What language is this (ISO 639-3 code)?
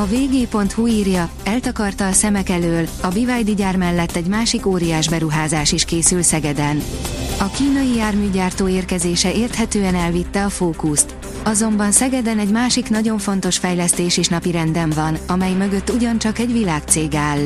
hun